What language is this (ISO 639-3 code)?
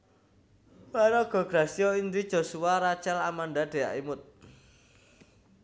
jav